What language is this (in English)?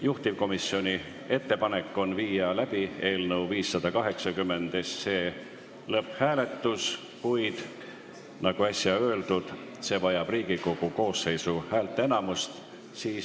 Estonian